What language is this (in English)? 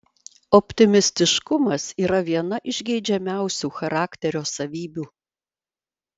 Lithuanian